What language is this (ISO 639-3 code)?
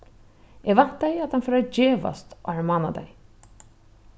fao